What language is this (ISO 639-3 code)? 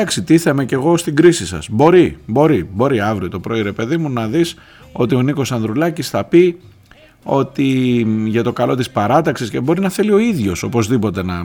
ell